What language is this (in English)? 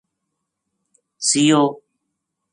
Gujari